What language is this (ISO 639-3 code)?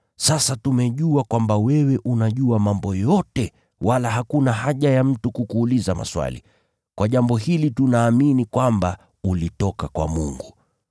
swa